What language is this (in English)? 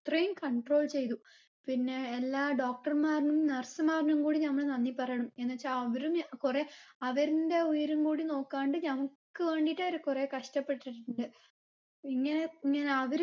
Malayalam